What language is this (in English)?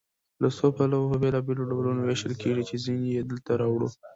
Pashto